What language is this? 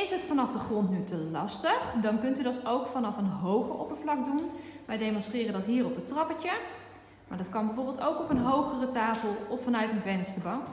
Dutch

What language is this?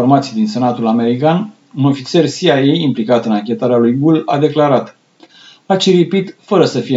Romanian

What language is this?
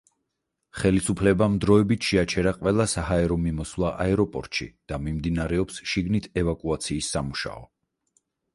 Georgian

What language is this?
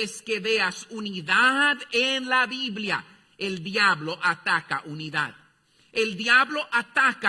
Spanish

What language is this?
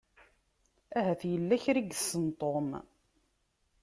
Kabyle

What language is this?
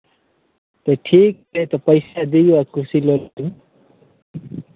Maithili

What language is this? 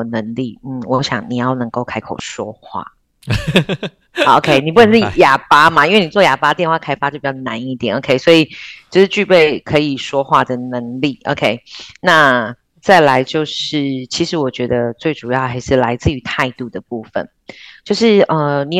Chinese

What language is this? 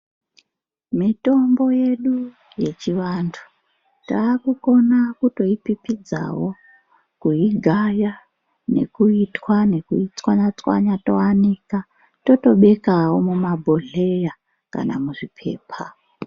Ndau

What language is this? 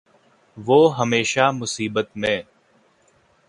Urdu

